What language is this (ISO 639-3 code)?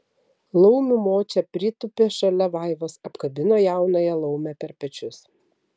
lit